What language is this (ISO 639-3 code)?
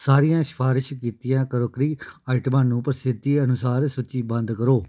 pan